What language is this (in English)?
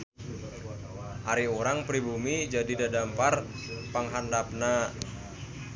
Sundanese